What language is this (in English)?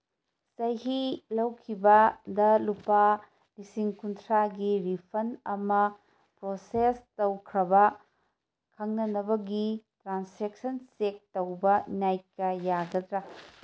Manipuri